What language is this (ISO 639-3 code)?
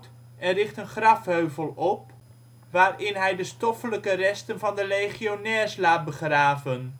nld